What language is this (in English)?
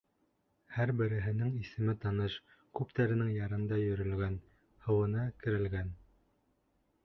Bashkir